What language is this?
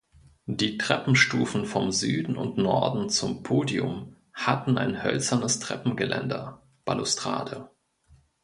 German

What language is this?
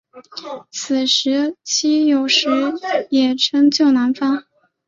Chinese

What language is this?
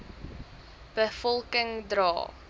Afrikaans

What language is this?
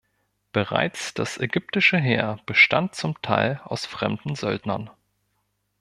German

